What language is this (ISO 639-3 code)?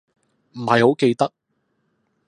yue